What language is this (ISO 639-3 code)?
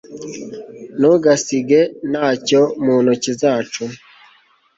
kin